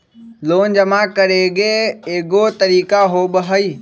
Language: Magahi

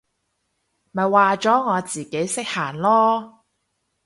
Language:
Cantonese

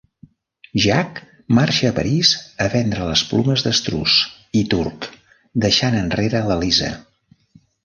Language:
Catalan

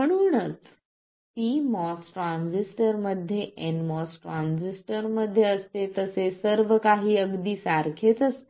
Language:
Marathi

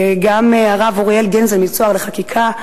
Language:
Hebrew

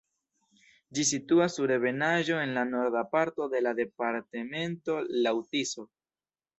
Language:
Esperanto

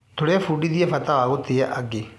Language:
Kikuyu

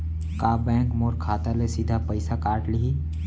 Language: Chhattisgarhi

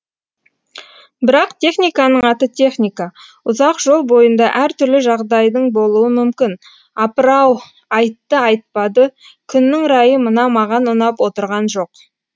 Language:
Kazakh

